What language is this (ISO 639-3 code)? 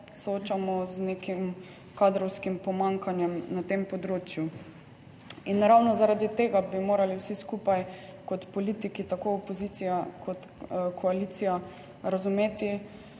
slv